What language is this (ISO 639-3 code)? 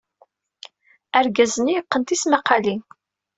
kab